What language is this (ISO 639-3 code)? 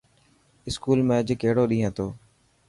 mki